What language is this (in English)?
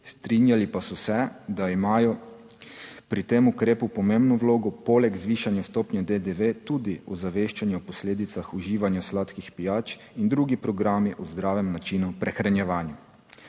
Slovenian